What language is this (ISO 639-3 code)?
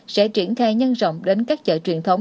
vie